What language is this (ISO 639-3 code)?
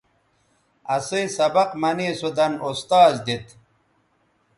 btv